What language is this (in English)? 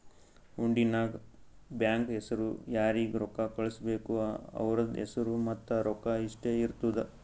Kannada